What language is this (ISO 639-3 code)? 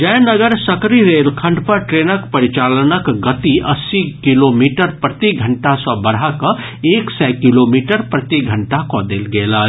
mai